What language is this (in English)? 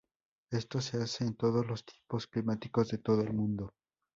Spanish